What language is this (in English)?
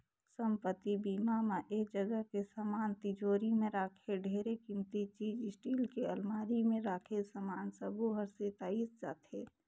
Chhattisgarhi